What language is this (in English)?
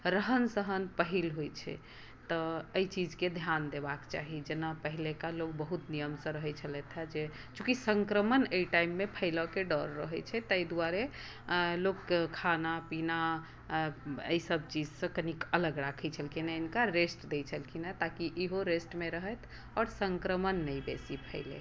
Maithili